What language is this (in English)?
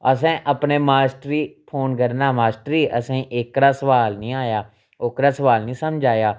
Dogri